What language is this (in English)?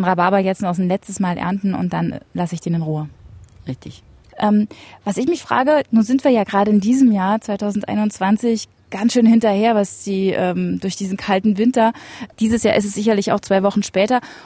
German